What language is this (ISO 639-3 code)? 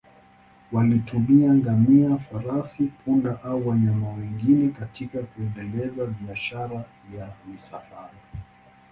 swa